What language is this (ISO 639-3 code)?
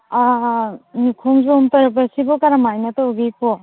mni